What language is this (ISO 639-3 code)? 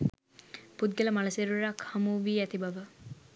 sin